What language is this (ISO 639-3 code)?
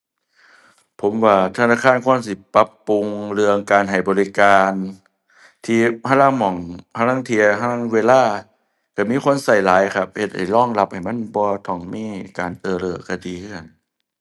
tha